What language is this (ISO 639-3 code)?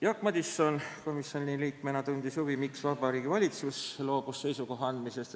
est